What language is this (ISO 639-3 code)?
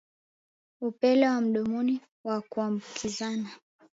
swa